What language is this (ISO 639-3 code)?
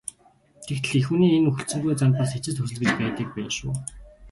mon